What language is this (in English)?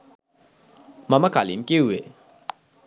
Sinhala